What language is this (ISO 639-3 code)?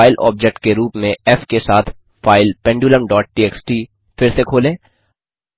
hin